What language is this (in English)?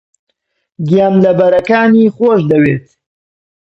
Central Kurdish